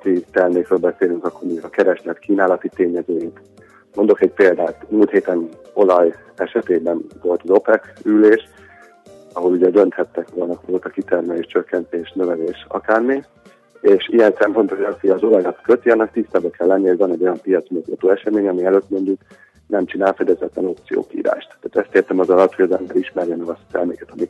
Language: Hungarian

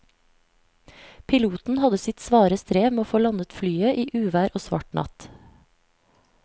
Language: Norwegian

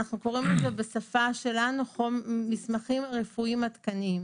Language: Hebrew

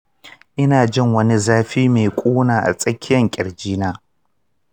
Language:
Hausa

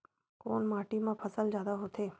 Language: Chhattisgarhi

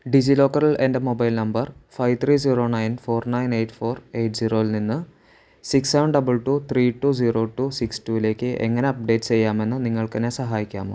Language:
Malayalam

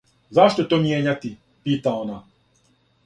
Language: Serbian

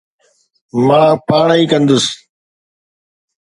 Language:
Sindhi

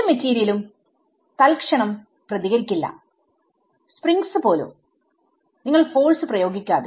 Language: Malayalam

